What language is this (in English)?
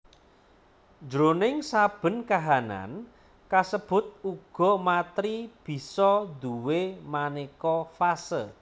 Javanese